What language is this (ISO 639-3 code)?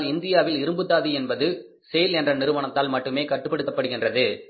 tam